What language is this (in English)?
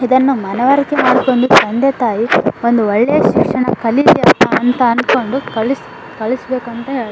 Kannada